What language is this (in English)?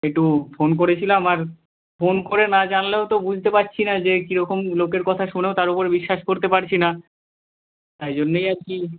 Bangla